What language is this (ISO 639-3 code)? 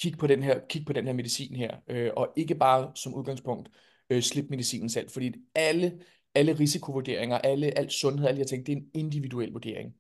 dan